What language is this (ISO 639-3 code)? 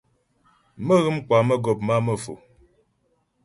bbj